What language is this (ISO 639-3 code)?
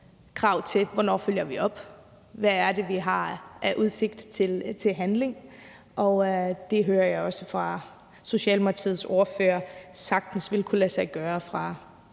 dan